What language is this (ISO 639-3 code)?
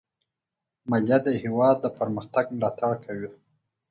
pus